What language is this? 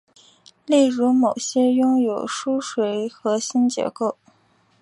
Chinese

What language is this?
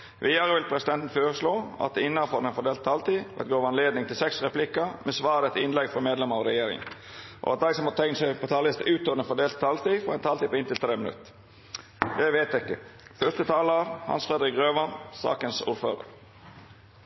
Norwegian Nynorsk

